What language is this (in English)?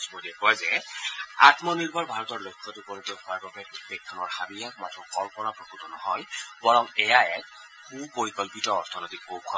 Assamese